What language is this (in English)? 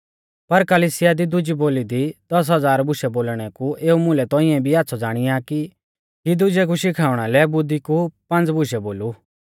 Mahasu Pahari